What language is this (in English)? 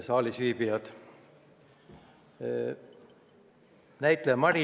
Estonian